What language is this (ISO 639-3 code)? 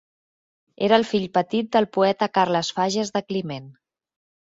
cat